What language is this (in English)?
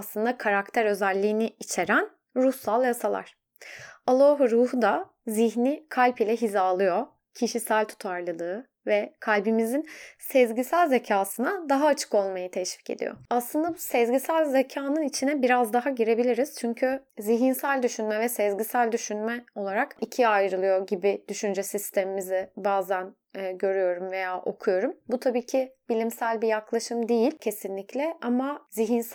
Turkish